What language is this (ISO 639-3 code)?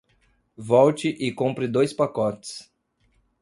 por